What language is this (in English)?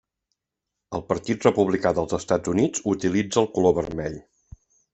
Catalan